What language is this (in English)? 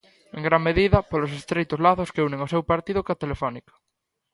Galician